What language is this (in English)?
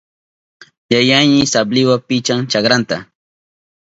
Southern Pastaza Quechua